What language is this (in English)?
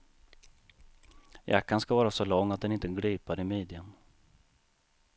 Swedish